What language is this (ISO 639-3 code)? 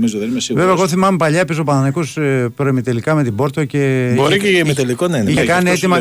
ell